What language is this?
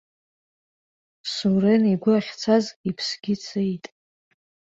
Abkhazian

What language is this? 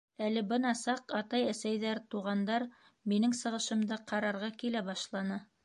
Bashkir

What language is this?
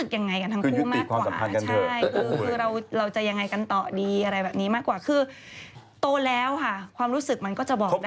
Thai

